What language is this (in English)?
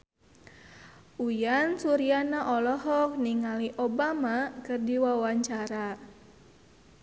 Sundanese